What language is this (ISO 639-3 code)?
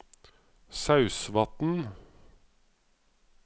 nor